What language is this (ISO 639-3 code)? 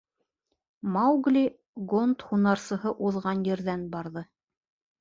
bak